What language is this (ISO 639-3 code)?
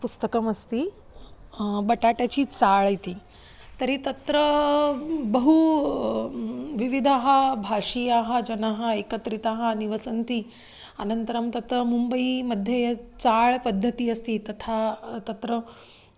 san